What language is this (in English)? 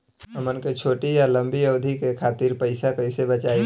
Bhojpuri